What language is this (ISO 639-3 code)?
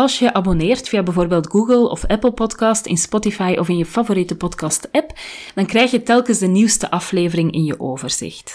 nld